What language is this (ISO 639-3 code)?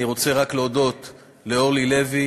heb